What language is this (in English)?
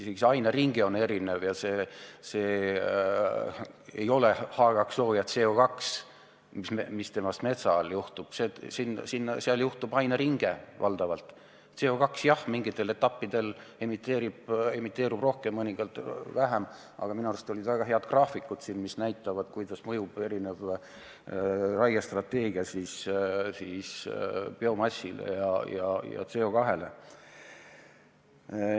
Estonian